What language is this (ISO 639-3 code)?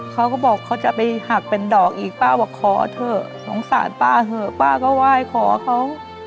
tha